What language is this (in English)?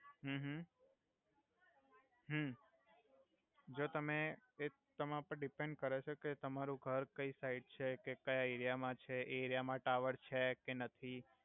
Gujarati